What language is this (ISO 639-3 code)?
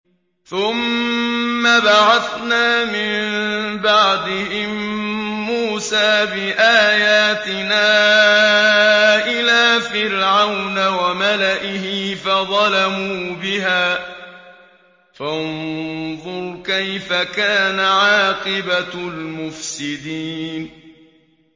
ara